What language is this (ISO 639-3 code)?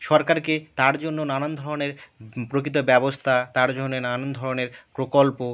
ben